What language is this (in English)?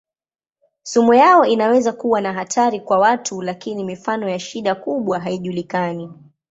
Swahili